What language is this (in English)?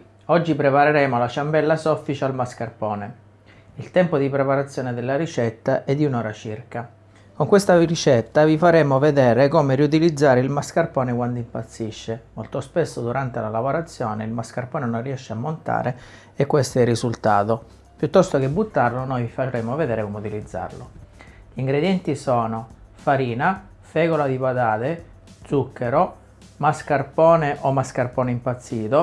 Italian